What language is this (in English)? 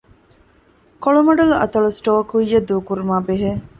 Divehi